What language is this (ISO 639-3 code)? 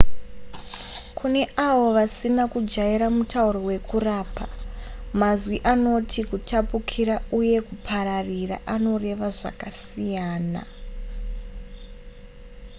sna